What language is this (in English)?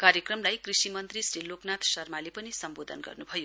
Nepali